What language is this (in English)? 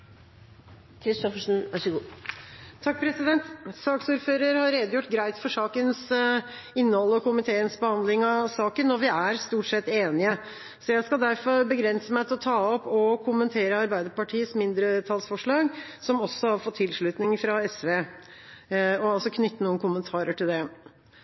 Norwegian Bokmål